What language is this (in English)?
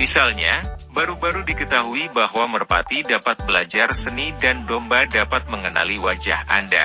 Indonesian